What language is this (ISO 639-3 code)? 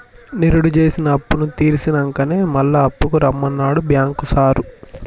tel